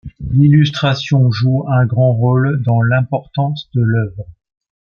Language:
French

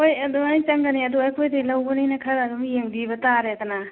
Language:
Manipuri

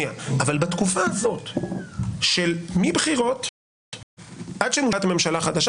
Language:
Hebrew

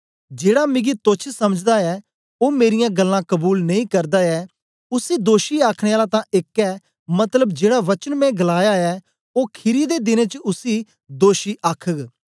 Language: Dogri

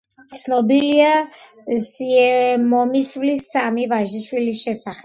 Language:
Georgian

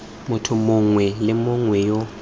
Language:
Tswana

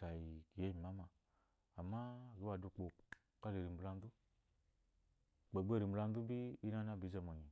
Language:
Eloyi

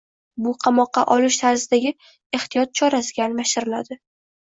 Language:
Uzbek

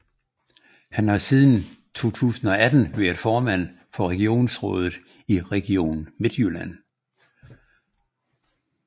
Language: Danish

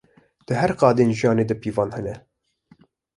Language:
Kurdish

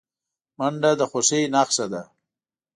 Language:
Pashto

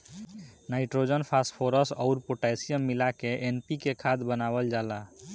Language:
Bhojpuri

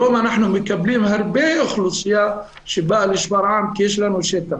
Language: Hebrew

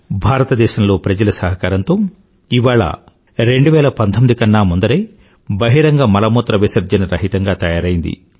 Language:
Telugu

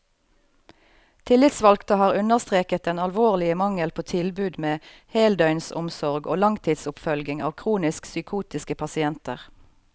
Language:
Norwegian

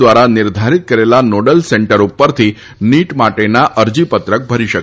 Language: Gujarati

